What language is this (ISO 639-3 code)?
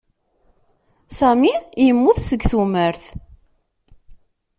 kab